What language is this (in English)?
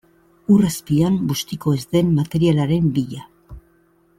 Basque